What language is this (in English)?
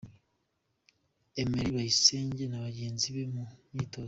Kinyarwanda